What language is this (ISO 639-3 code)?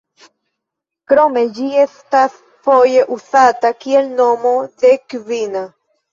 epo